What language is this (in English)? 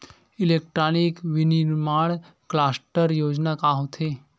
Chhattisgarhi